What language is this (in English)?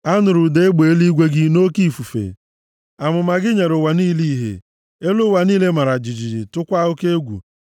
Igbo